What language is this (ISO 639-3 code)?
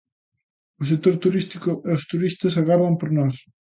glg